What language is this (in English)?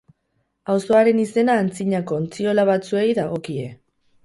Basque